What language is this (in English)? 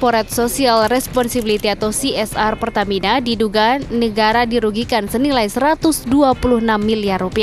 Indonesian